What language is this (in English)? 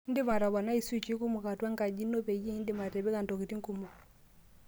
Masai